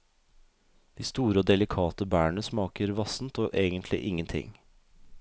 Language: Norwegian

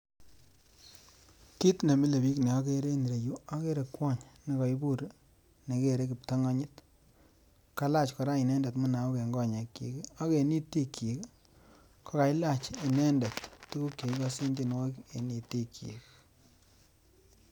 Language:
Kalenjin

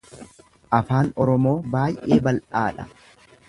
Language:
Oromo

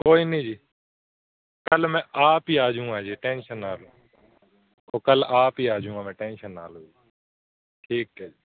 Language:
Punjabi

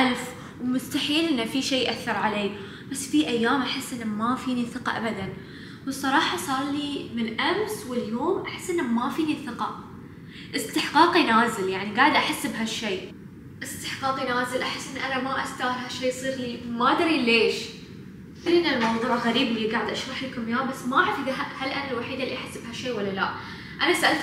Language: Arabic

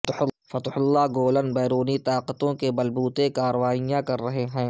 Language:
Urdu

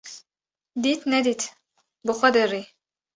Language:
Kurdish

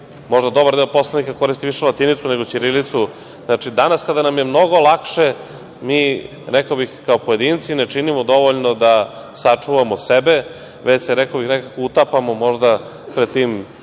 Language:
Serbian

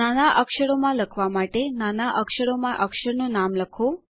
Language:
Gujarati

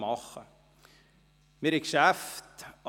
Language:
Swiss German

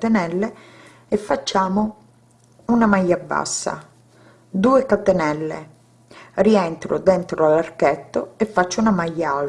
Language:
Italian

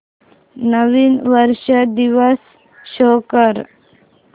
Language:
Marathi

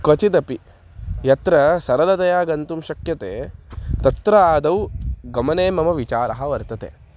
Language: Sanskrit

